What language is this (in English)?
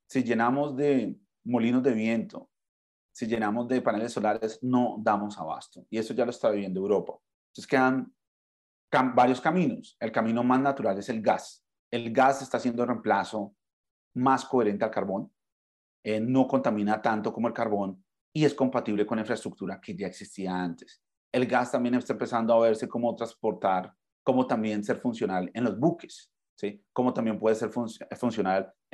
Spanish